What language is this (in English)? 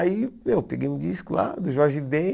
Portuguese